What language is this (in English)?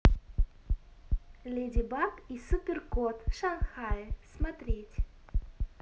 Russian